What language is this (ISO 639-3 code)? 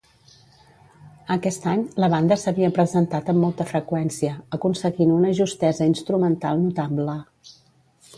cat